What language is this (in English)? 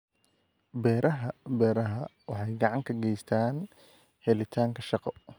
Somali